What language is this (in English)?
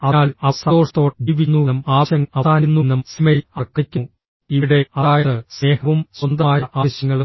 Malayalam